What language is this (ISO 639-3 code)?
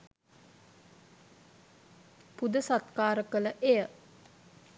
sin